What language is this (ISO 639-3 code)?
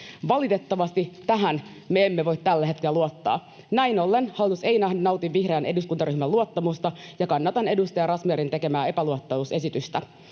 fin